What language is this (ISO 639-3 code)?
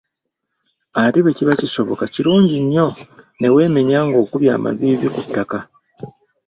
lug